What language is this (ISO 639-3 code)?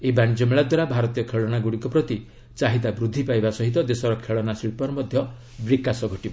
ori